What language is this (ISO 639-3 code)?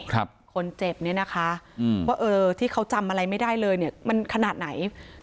tha